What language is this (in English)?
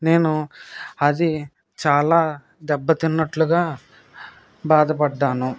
Telugu